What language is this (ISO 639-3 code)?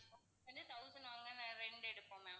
tam